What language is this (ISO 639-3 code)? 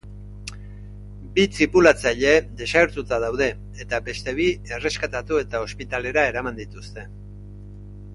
eus